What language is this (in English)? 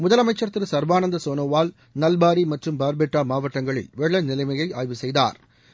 Tamil